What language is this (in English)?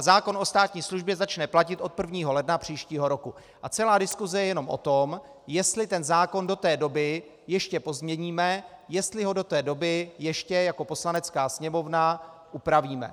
Czech